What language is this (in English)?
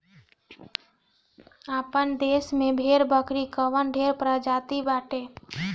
Bhojpuri